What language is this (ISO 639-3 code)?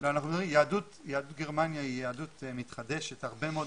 heb